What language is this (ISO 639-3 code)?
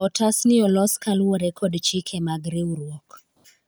luo